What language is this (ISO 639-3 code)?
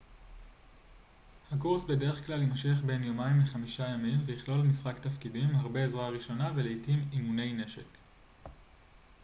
heb